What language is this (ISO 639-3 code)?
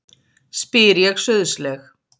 isl